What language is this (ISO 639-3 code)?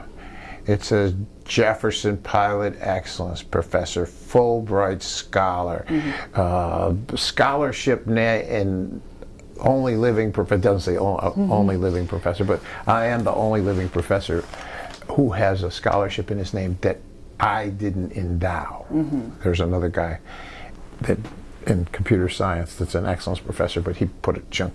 eng